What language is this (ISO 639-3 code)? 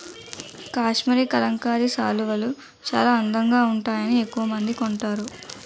tel